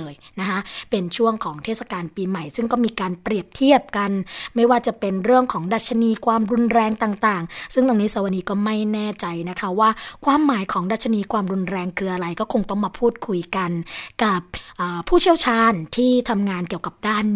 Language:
Thai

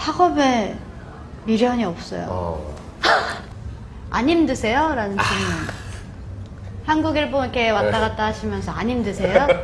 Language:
Korean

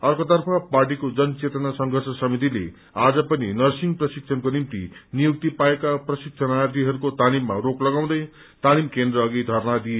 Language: Nepali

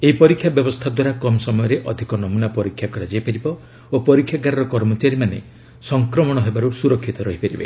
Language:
Odia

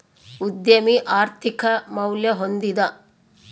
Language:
Kannada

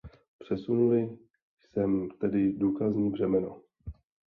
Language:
Czech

